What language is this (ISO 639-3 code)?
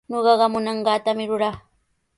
qws